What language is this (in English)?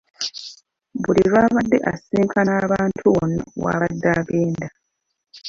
Ganda